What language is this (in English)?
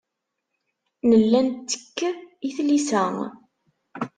Kabyle